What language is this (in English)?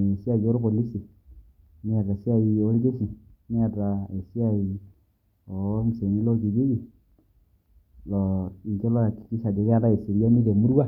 Masai